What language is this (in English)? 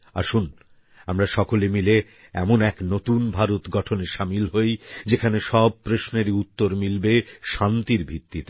Bangla